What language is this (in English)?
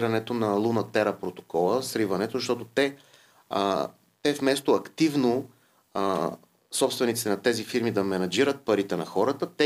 Bulgarian